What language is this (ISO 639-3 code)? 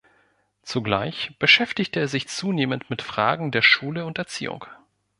deu